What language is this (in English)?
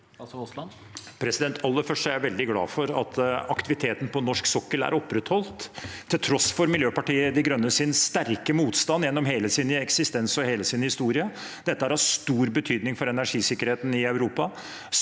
Norwegian